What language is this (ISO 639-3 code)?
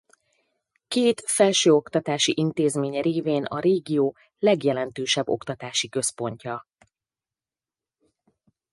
hun